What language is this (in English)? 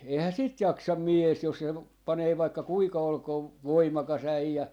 Finnish